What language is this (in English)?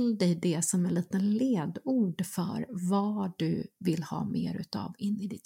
Swedish